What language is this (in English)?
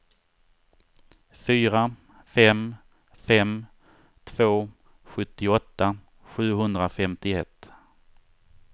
Swedish